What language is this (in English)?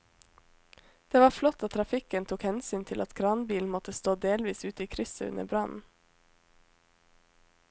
Norwegian